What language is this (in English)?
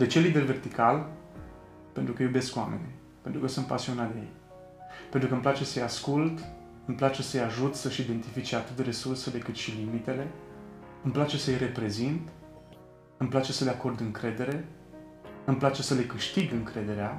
Romanian